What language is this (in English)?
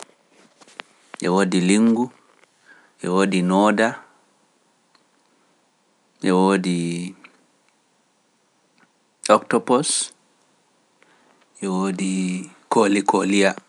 Pular